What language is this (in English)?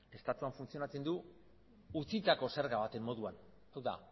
Basque